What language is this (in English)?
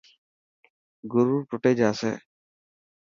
Dhatki